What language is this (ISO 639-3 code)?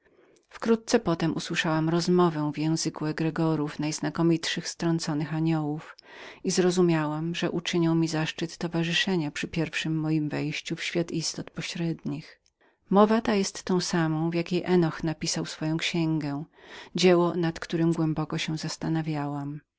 pol